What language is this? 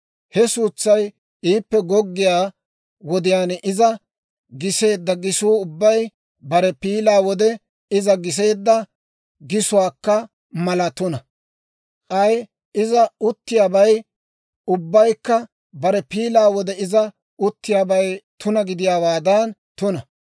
Dawro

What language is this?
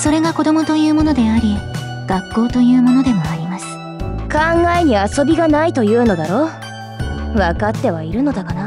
Japanese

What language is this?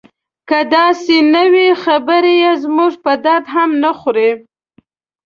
Pashto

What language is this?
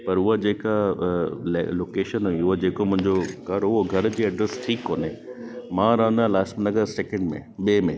Sindhi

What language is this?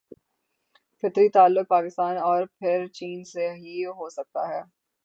Urdu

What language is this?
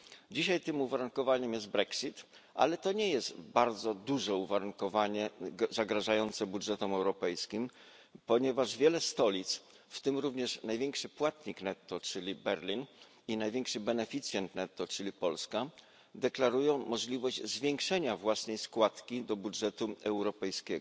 Polish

